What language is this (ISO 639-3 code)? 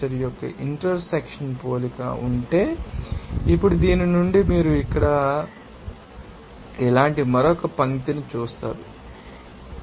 tel